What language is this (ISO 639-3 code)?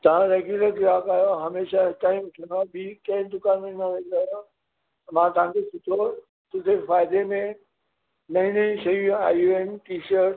snd